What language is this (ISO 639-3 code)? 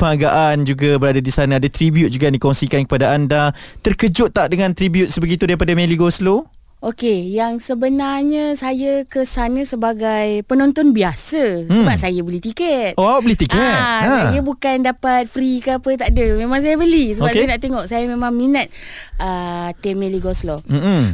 msa